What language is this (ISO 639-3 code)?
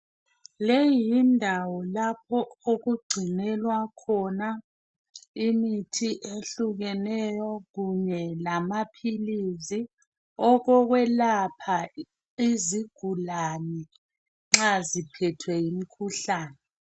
nde